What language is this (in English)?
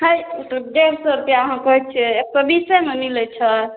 Maithili